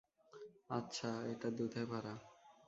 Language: Bangla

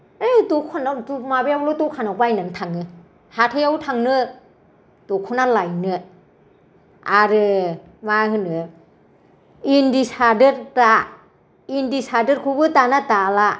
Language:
Bodo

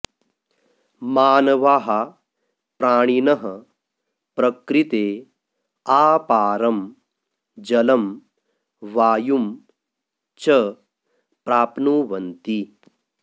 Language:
Sanskrit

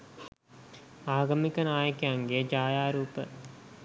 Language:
Sinhala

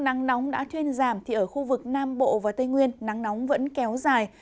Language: Vietnamese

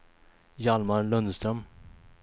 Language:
Swedish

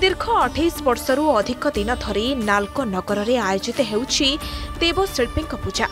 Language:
Hindi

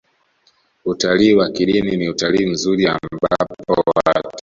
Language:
Swahili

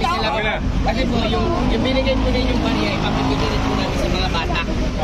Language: Indonesian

